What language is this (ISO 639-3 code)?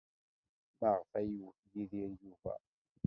kab